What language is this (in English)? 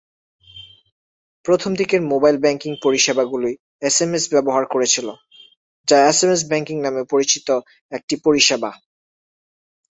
Bangla